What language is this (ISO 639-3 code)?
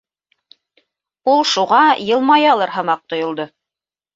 bak